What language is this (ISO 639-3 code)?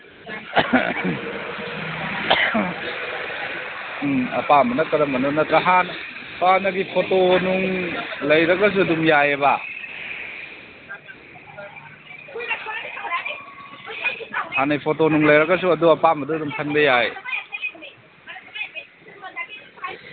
mni